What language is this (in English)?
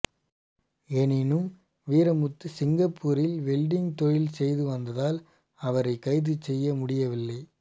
Tamil